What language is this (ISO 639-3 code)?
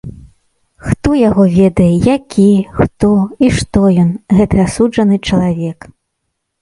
bel